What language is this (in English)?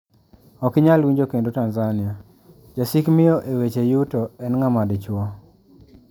Luo (Kenya and Tanzania)